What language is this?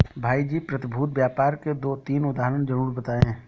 Hindi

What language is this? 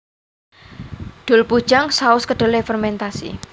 Javanese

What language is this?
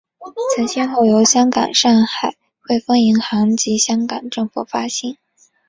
Chinese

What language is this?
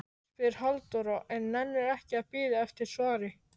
Icelandic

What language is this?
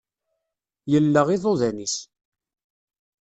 Kabyle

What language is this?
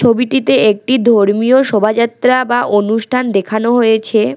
Bangla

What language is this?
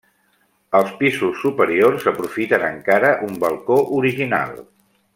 Catalan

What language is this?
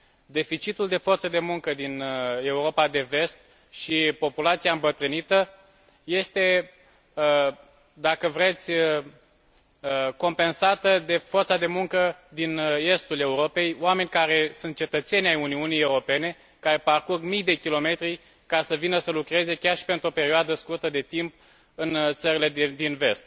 Romanian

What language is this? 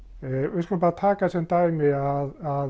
Icelandic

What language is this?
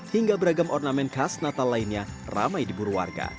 Indonesian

